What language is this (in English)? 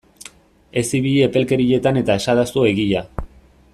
Basque